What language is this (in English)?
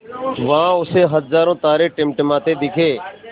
Hindi